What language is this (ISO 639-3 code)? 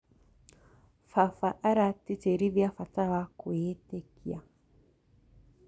kik